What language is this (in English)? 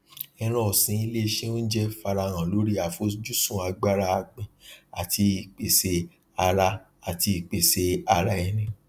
Yoruba